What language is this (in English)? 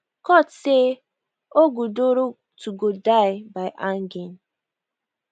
Nigerian Pidgin